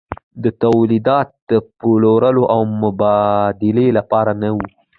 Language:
Pashto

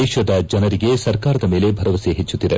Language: Kannada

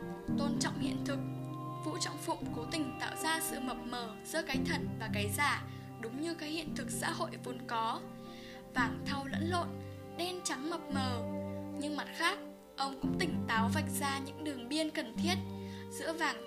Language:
Vietnamese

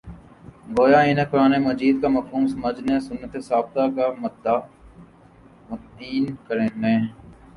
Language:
Urdu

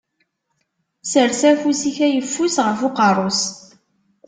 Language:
Kabyle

